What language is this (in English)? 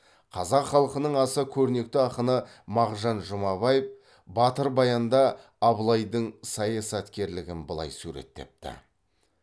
Kazakh